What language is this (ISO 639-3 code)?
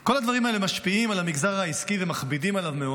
heb